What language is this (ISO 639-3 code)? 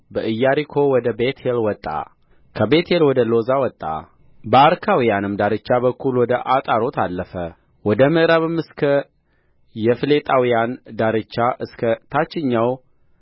amh